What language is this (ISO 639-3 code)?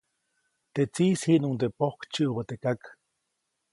zoc